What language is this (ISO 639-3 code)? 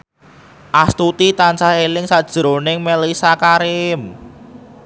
jav